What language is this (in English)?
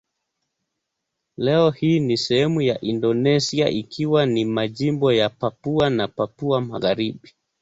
Swahili